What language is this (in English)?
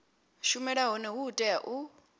Venda